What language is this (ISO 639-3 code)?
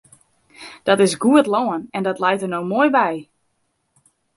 fry